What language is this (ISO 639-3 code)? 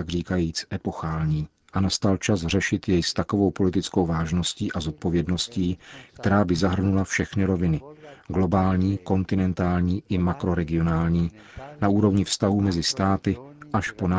ces